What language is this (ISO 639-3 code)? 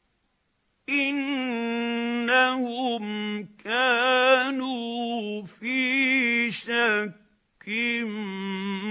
ara